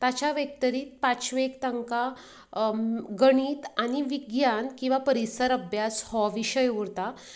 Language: Konkani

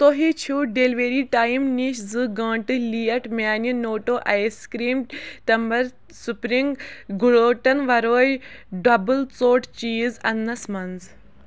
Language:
Kashmiri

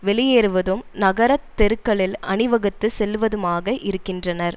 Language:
Tamil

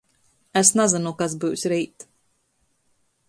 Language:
Latgalian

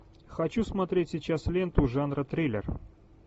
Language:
Russian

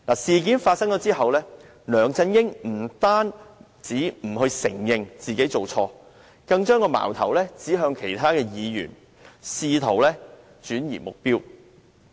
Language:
Cantonese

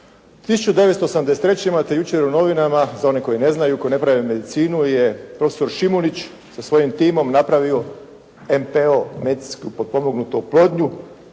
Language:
Croatian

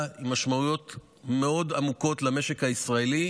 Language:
Hebrew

